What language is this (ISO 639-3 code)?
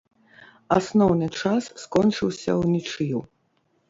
bel